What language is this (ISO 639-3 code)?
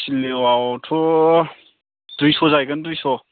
brx